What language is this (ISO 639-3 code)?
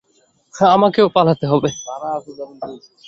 ben